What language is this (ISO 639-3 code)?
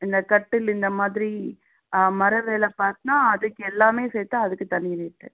tam